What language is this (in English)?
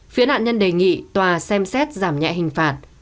Vietnamese